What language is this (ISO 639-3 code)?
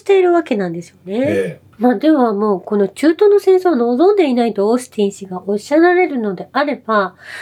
jpn